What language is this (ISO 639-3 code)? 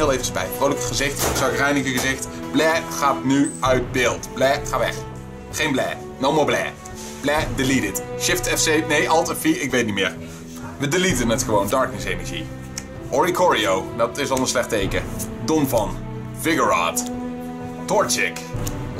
nld